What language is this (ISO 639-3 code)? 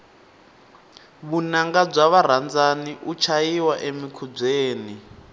tso